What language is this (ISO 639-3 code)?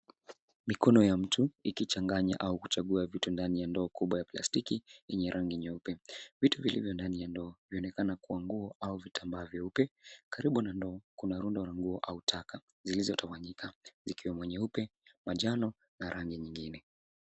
swa